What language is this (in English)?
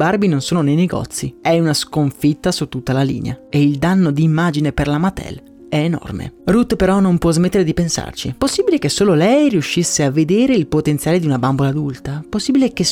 Italian